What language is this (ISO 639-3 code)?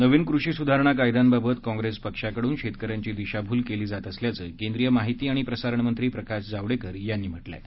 mar